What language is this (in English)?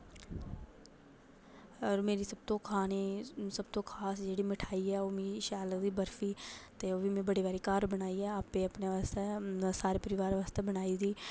Dogri